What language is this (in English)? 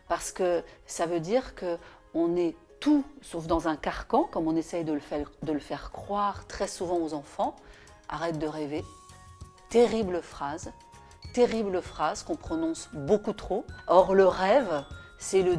French